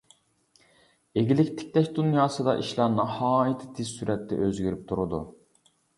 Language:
Uyghur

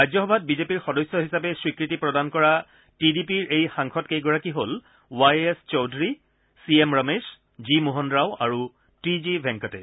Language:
Assamese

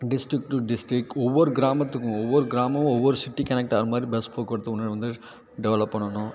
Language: Tamil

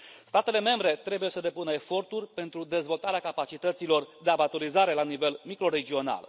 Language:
Romanian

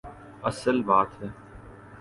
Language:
Urdu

